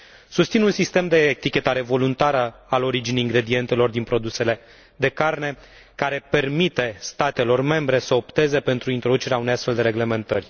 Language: Romanian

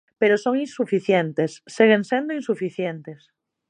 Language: Galician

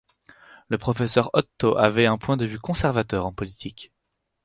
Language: French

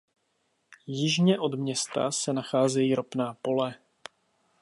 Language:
Czech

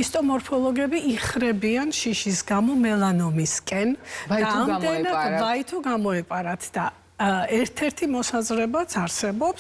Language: English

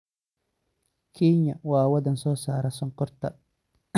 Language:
Somali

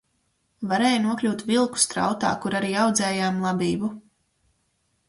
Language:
Latvian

